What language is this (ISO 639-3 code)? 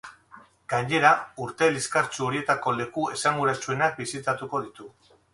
eus